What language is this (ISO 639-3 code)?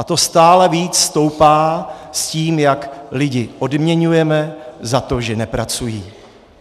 ces